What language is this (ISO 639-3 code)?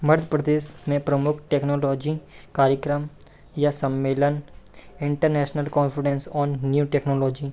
hin